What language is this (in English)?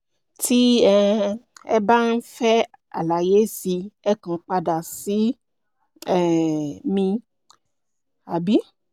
Yoruba